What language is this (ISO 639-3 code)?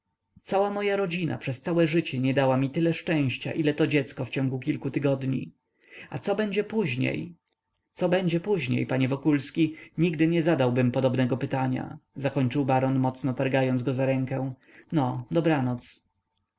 pol